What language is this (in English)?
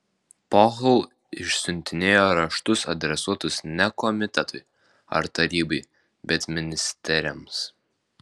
Lithuanian